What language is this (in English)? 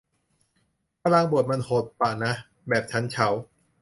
Thai